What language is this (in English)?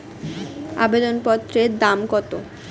Bangla